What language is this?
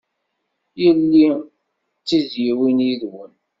Kabyle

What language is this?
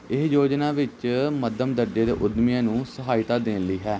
Punjabi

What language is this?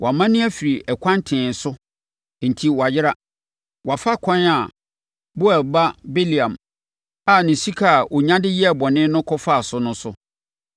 Akan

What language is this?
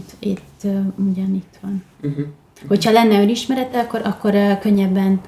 Hungarian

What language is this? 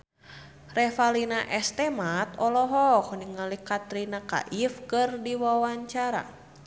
Sundanese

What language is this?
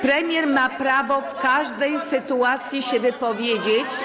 Polish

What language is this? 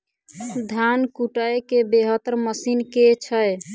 Maithili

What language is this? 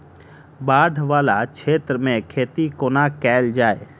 Maithili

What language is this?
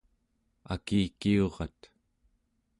Central Yupik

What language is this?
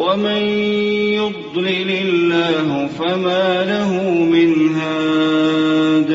Arabic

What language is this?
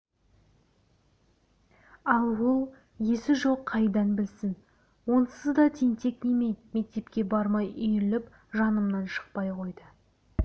Kazakh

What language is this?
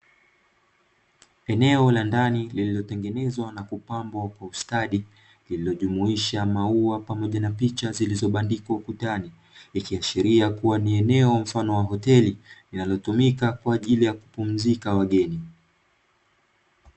Swahili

